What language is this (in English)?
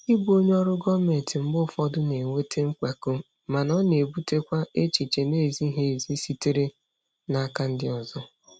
Igbo